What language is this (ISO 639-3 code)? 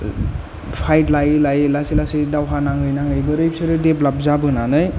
brx